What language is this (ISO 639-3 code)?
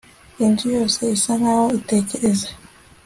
kin